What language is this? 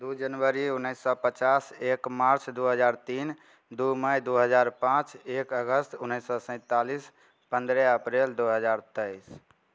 Maithili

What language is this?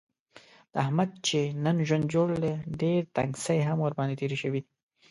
Pashto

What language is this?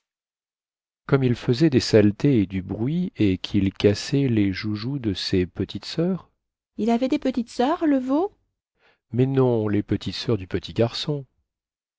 French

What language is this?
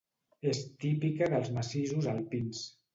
Catalan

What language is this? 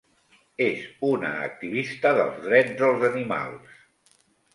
Catalan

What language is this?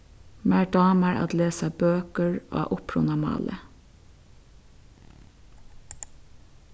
Faroese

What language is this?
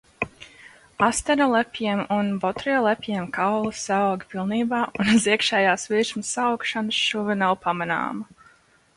Latvian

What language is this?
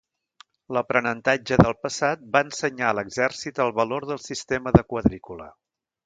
Catalan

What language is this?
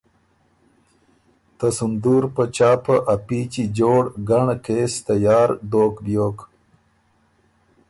Ormuri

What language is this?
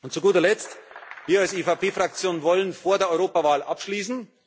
German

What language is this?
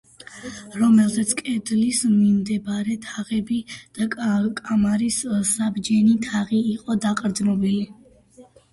Georgian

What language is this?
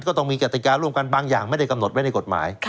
Thai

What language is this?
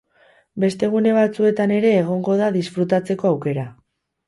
Basque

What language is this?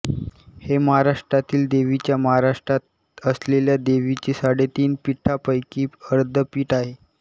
Marathi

